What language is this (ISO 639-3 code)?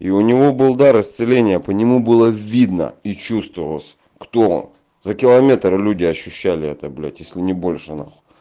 rus